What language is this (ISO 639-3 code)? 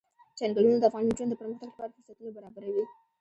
pus